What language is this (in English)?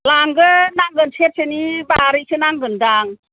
Bodo